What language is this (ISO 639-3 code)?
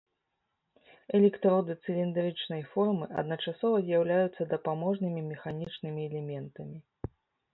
bel